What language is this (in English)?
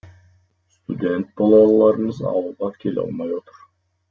Kazakh